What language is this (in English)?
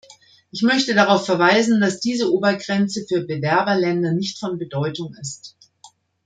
German